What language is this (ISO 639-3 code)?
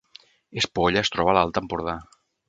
cat